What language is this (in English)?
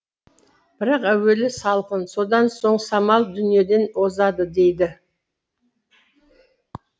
Kazakh